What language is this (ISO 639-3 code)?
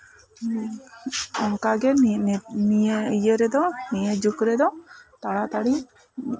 sat